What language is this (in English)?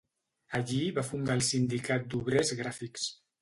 Catalan